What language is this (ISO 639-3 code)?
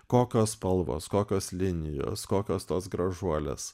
lit